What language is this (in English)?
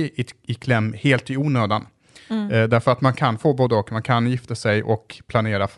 Swedish